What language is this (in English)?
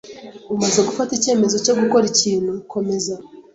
Kinyarwanda